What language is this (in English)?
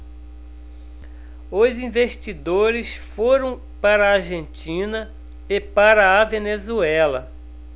Portuguese